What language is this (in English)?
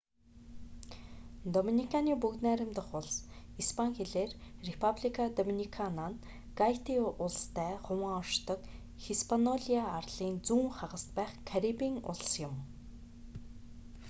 Mongolian